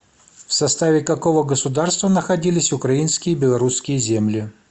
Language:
Russian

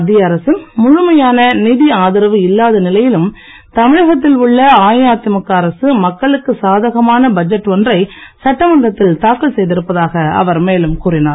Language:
Tamil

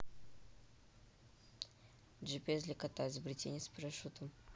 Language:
Russian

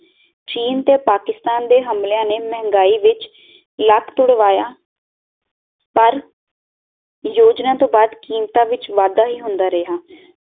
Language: Punjabi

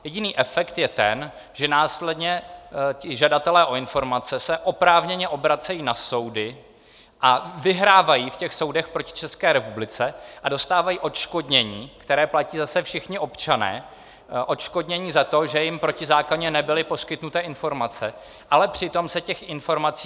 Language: Czech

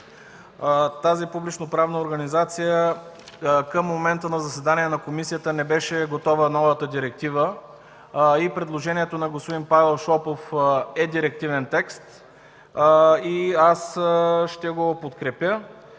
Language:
Bulgarian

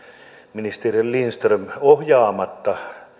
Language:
Finnish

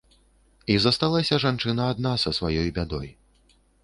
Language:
Belarusian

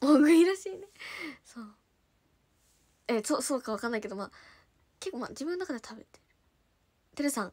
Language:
Japanese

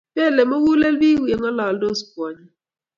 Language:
Kalenjin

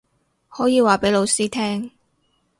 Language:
Cantonese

